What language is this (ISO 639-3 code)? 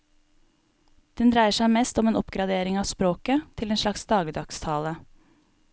nor